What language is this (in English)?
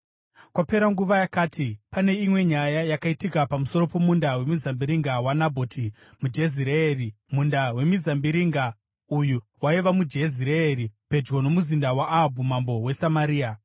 Shona